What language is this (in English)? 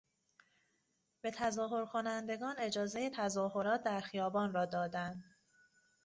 Persian